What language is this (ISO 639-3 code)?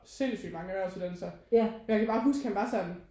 dan